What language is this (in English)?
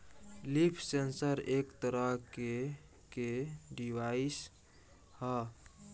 Bhojpuri